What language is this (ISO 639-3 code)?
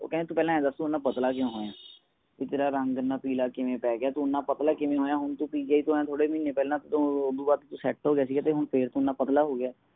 pan